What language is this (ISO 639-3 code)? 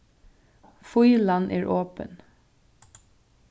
fao